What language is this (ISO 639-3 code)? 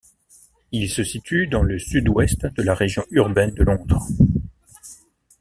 fra